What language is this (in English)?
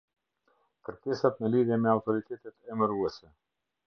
Albanian